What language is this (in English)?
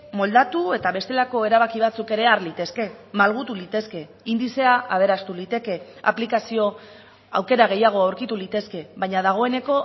Basque